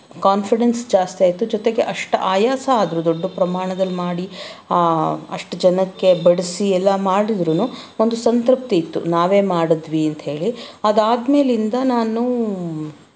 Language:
Kannada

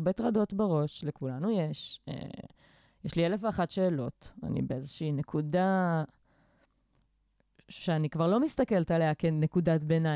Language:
Hebrew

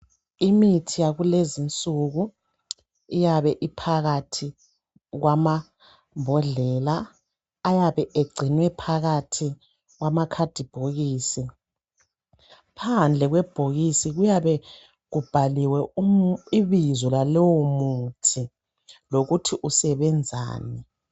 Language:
North Ndebele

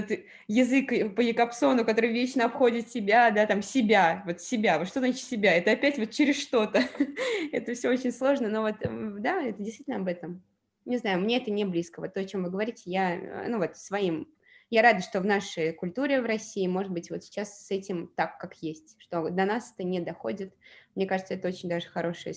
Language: Russian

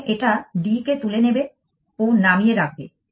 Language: Bangla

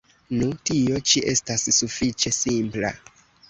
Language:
Esperanto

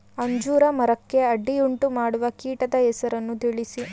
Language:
Kannada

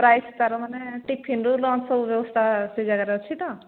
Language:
Odia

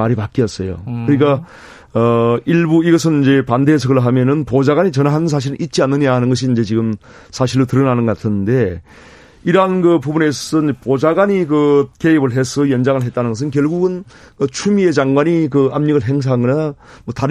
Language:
Korean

